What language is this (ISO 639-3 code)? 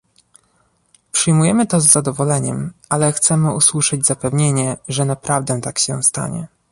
pol